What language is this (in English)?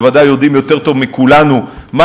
Hebrew